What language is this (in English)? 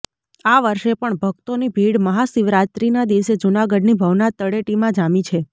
Gujarati